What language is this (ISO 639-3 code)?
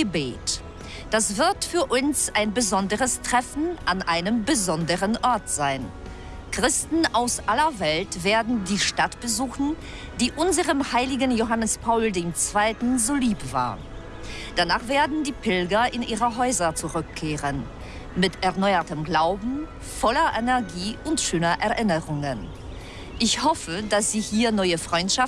deu